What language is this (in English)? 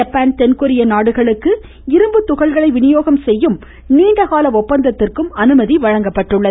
Tamil